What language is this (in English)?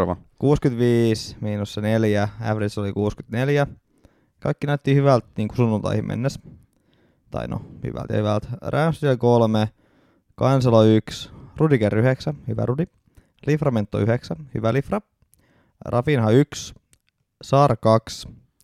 Finnish